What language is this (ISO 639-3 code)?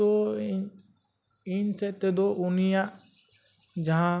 sat